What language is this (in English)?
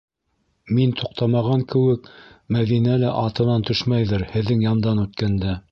Bashkir